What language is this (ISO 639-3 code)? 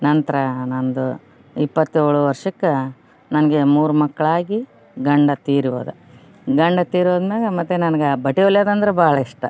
kan